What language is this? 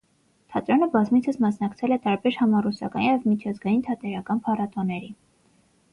Armenian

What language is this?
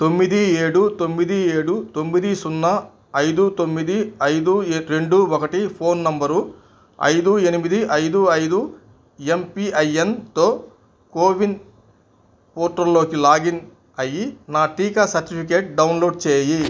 Telugu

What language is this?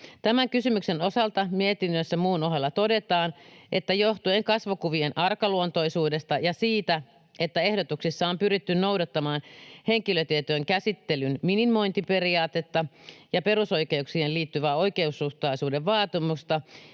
Finnish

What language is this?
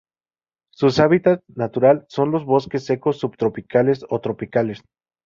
Spanish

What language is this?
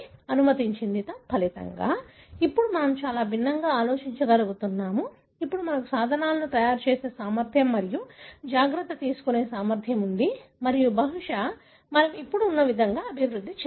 Telugu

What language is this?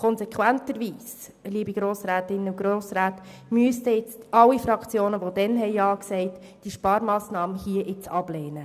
Swiss German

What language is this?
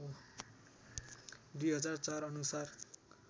Nepali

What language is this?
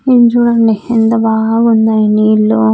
Telugu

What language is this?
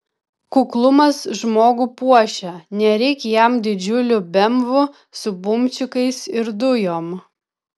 Lithuanian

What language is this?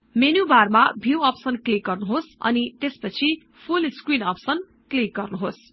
Nepali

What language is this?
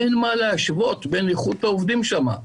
Hebrew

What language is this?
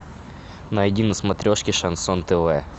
Russian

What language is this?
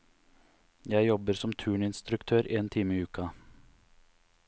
Norwegian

